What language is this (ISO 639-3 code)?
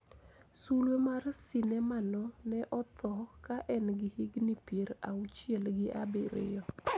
luo